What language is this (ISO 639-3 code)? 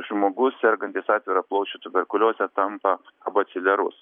lit